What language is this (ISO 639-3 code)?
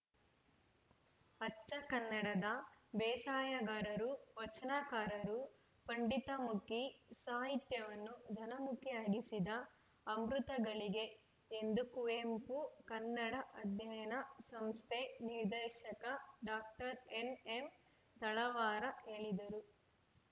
kan